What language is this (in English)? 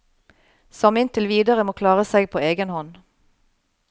Norwegian